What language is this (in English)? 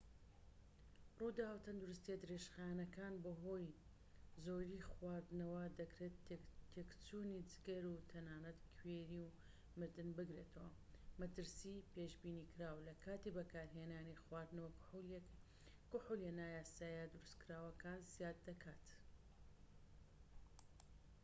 Central Kurdish